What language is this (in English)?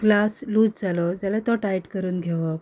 Konkani